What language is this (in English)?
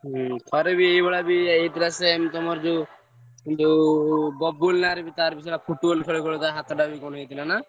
Odia